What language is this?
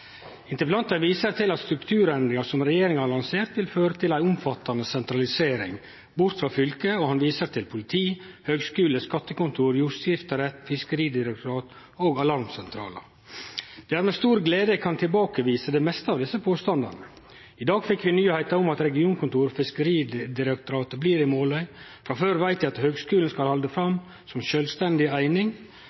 Norwegian Nynorsk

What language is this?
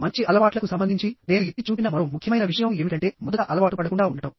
Telugu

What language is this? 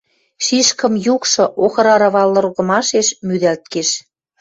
Western Mari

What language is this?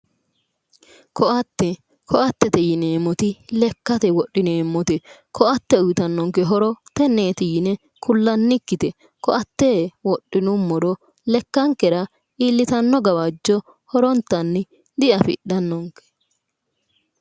Sidamo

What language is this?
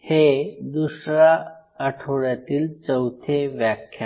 Marathi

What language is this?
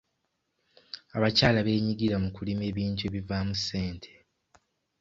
Ganda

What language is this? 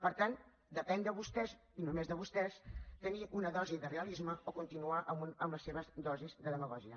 Catalan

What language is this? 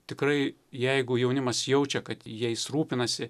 Lithuanian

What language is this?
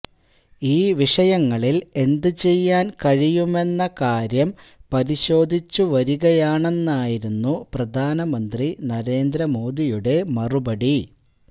Malayalam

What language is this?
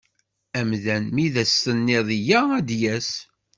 Kabyle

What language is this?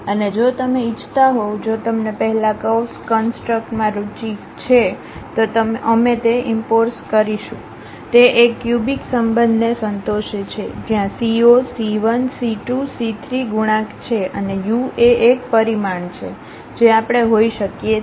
Gujarati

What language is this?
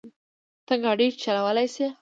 Pashto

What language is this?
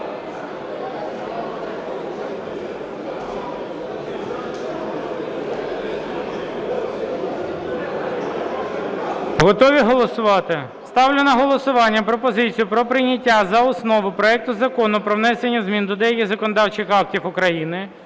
Ukrainian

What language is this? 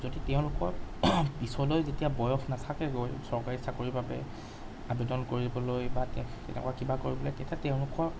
Assamese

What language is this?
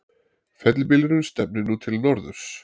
Icelandic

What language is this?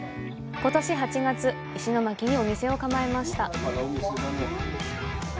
Japanese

